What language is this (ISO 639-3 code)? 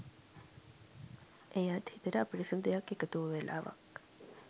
sin